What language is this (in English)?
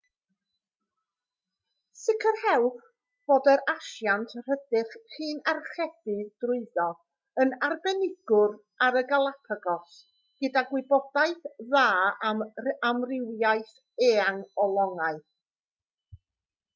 Welsh